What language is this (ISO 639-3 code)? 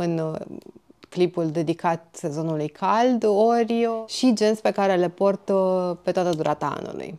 ron